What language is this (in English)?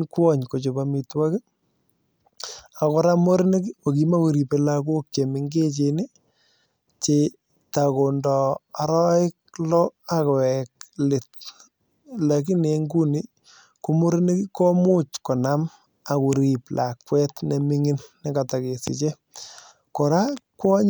Kalenjin